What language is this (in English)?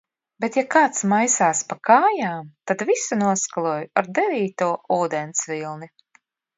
Latvian